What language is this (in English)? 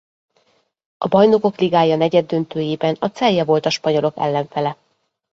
Hungarian